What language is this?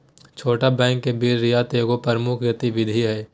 Magahi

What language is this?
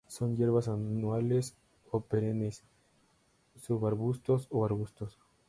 Spanish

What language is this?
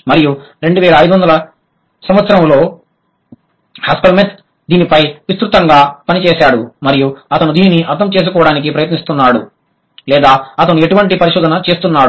Telugu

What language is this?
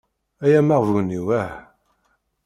Kabyle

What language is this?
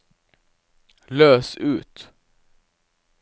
Norwegian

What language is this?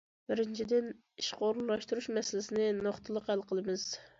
Uyghur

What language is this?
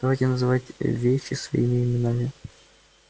Russian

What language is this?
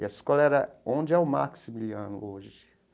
Portuguese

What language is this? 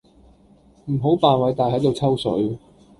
Cantonese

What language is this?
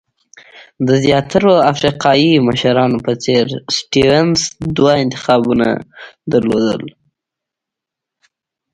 Pashto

